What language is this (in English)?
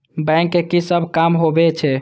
Maithili